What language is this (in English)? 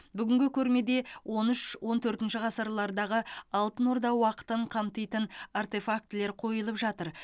Kazakh